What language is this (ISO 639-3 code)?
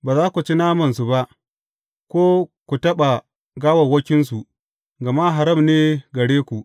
hau